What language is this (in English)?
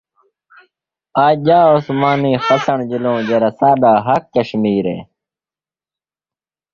Saraiki